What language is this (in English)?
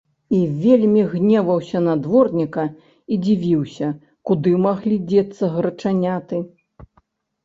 Belarusian